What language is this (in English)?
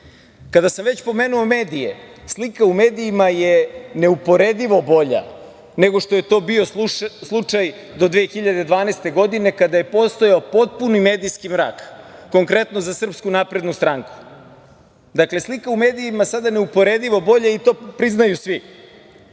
Serbian